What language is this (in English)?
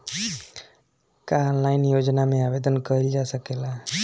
Bhojpuri